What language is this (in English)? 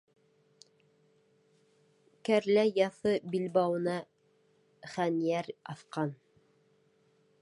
Bashkir